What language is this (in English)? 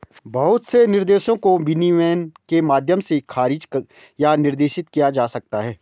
Hindi